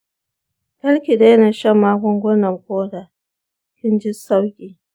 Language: Hausa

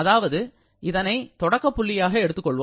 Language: Tamil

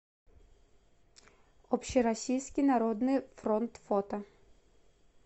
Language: Russian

